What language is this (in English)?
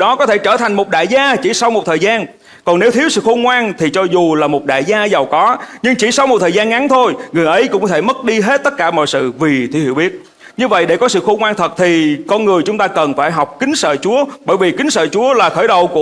Vietnamese